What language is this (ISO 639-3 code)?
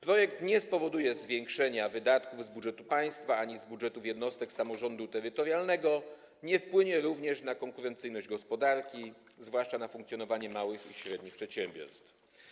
pol